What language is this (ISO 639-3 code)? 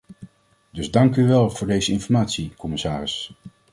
nld